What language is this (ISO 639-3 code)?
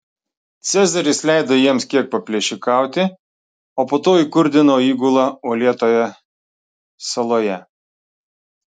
lit